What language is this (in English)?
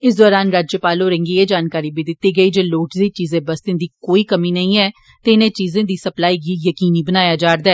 Dogri